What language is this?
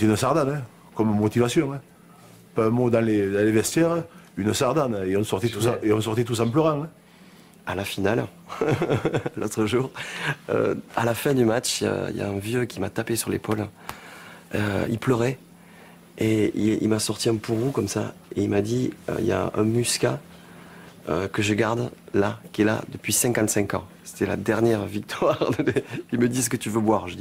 French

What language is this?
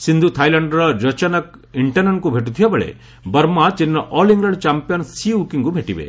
Odia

